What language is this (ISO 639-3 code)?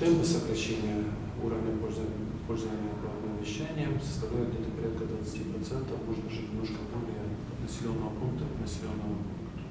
rus